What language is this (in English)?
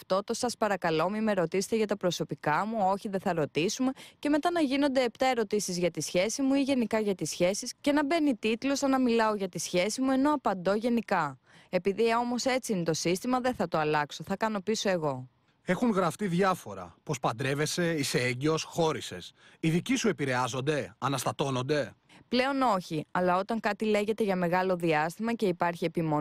Greek